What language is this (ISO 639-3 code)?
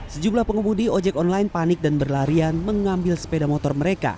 ind